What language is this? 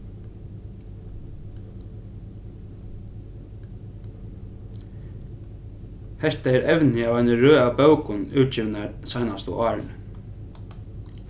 Faroese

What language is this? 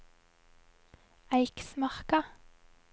Norwegian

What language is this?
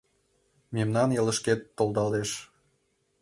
Mari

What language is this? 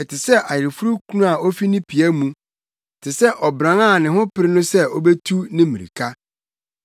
Akan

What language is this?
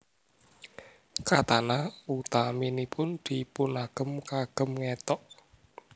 Javanese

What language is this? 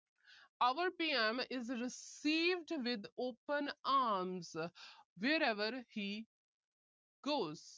Punjabi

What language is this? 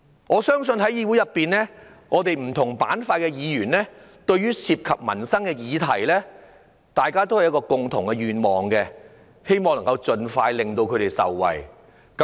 Cantonese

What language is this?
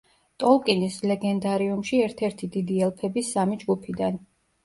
Georgian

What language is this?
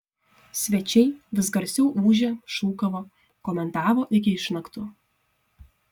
Lithuanian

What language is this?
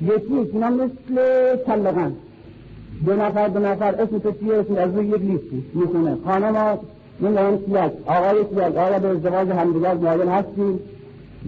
Persian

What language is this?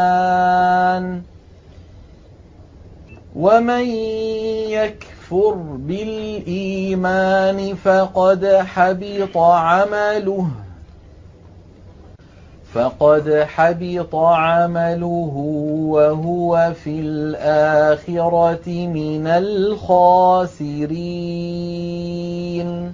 Arabic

